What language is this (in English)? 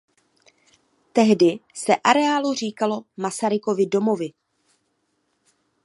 Czech